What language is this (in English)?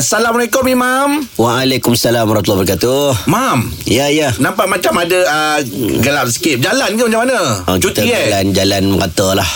Malay